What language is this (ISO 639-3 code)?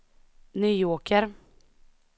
swe